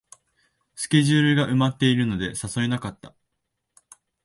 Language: Japanese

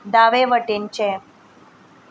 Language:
Konkani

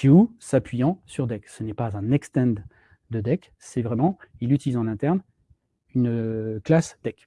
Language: French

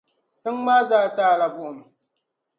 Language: Dagbani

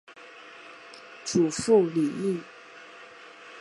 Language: Chinese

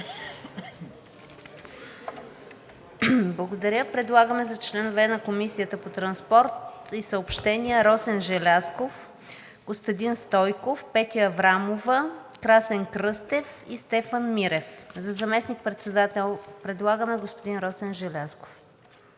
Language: Bulgarian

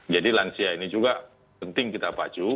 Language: Indonesian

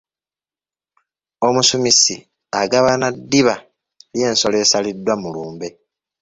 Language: Ganda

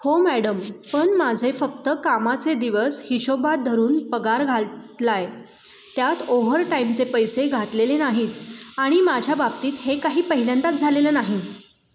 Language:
Marathi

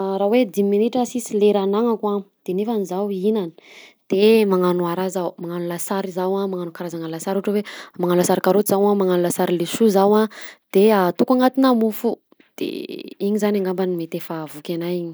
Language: Southern Betsimisaraka Malagasy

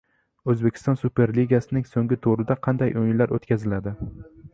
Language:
Uzbek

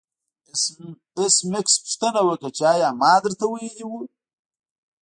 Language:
Pashto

